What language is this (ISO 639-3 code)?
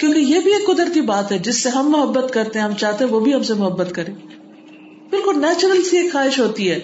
urd